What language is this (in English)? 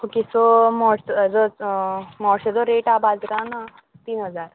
Konkani